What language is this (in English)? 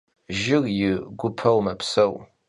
Kabardian